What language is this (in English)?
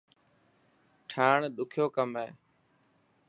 Dhatki